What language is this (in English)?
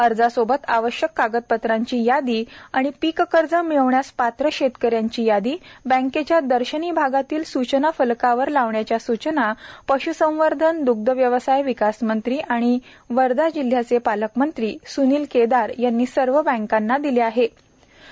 Marathi